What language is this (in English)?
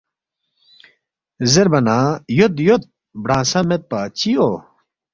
Balti